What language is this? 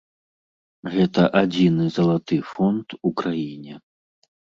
Belarusian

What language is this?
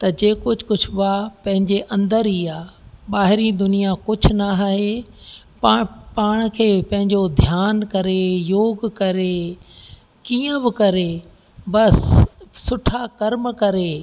Sindhi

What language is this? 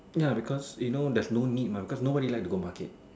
English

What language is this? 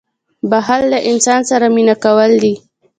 Pashto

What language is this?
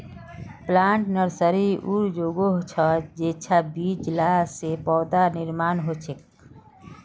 Magahi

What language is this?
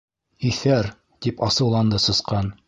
Bashkir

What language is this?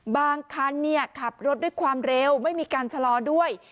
Thai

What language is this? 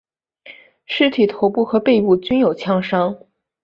Chinese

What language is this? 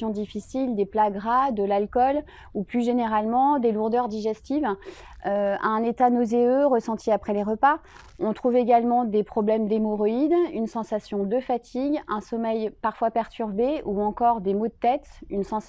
French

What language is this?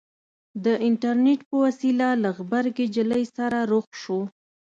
Pashto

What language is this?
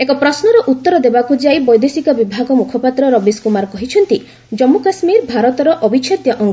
Odia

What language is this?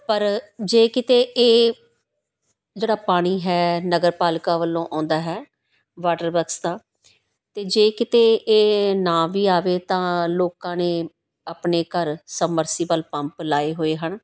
Punjabi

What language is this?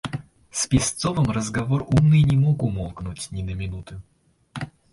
Russian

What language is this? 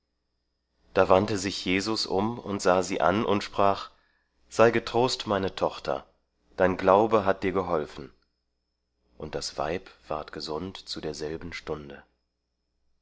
German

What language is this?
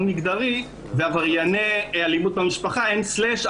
Hebrew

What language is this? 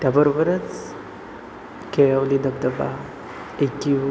Marathi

